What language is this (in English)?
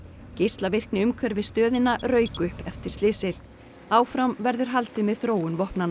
Icelandic